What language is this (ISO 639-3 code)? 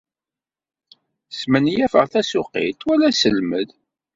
kab